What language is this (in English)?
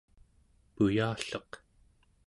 Central Yupik